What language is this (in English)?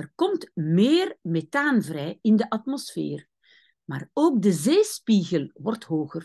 Dutch